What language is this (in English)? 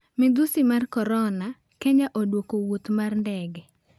Luo (Kenya and Tanzania)